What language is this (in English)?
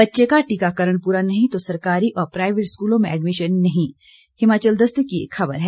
Hindi